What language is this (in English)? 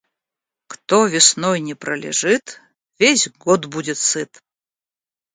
Russian